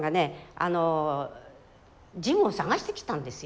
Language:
Japanese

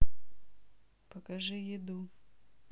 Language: Russian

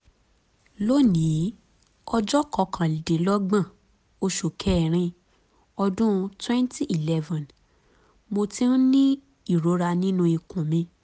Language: Yoruba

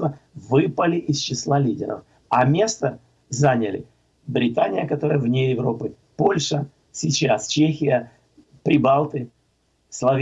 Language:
Russian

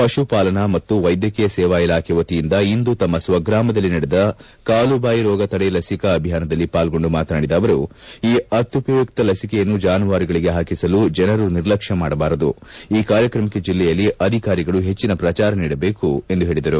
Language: Kannada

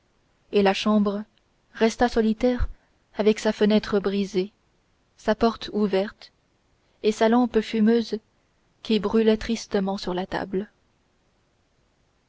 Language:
French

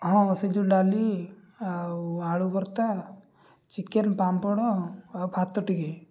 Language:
Odia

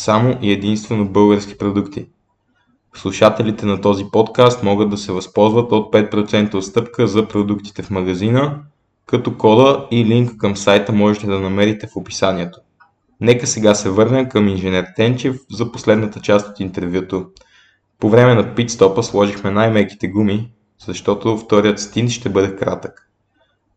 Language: Bulgarian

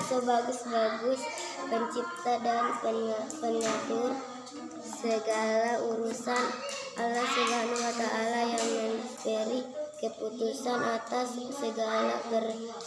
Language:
Indonesian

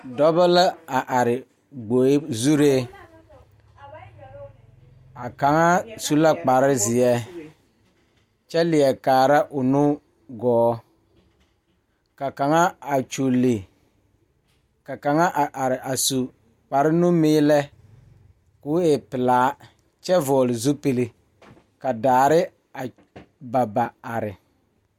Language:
Southern Dagaare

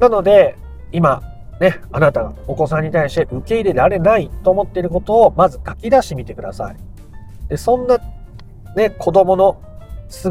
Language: Japanese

